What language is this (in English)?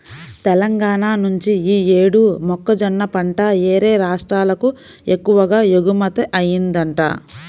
Telugu